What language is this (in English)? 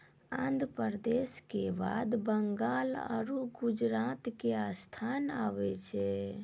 Maithili